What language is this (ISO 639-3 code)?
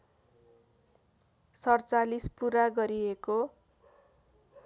nep